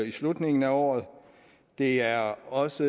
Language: Danish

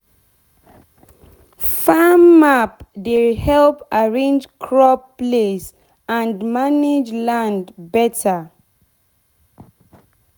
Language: Nigerian Pidgin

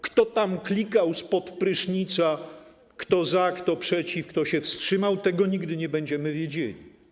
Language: Polish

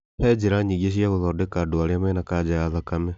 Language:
Kikuyu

